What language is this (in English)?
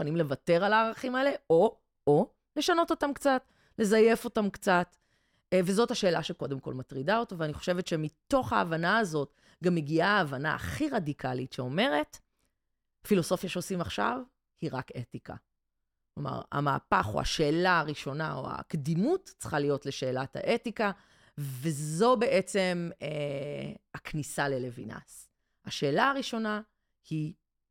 Hebrew